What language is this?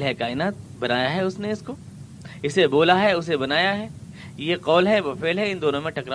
Urdu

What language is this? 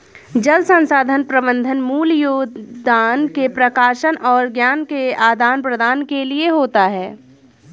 Hindi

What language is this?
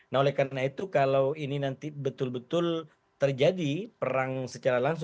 Indonesian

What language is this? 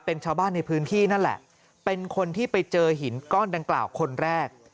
Thai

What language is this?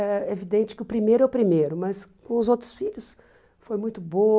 Portuguese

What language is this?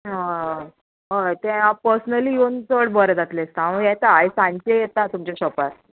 Konkani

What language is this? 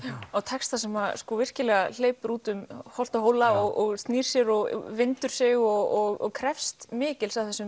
Icelandic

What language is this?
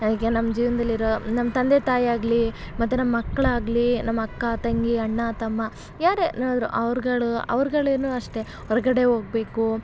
Kannada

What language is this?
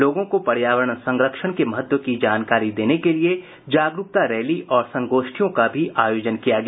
Hindi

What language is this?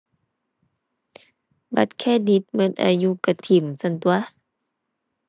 Thai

